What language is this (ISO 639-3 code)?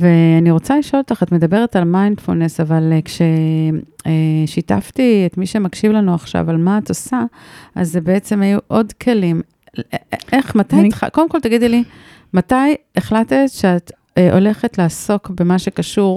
heb